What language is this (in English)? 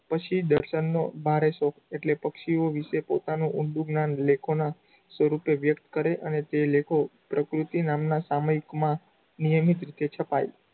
Gujarati